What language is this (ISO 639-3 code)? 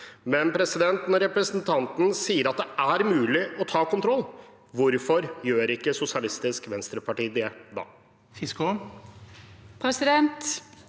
nor